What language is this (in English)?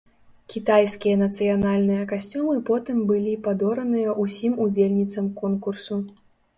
Belarusian